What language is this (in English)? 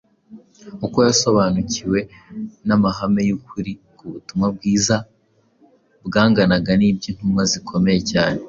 Kinyarwanda